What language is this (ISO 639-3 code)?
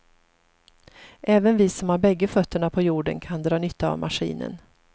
swe